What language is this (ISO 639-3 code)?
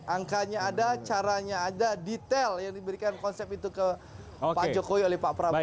ind